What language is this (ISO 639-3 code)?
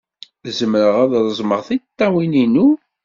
kab